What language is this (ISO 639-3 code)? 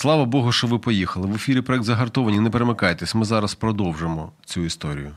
ukr